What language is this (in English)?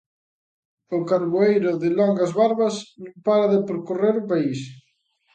Galician